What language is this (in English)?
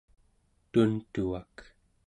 Central Yupik